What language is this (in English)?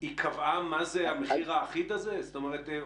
Hebrew